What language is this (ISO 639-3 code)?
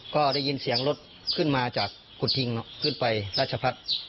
tha